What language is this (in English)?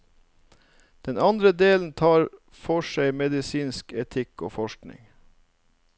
Norwegian